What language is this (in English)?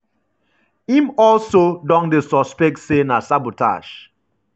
Nigerian Pidgin